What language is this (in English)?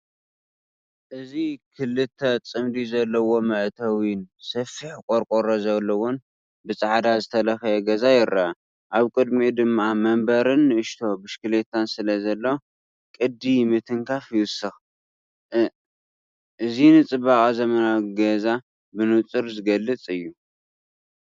Tigrinya